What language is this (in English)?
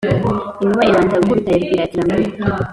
Kinyarwanda